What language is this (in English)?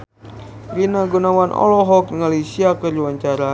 Sundanese